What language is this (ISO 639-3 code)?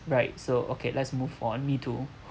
eng